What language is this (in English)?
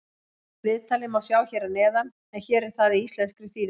Icelandic